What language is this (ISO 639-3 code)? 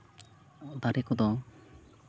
sat